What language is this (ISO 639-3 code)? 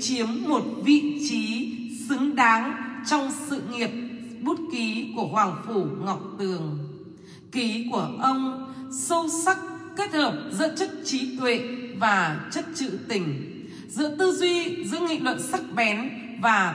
vie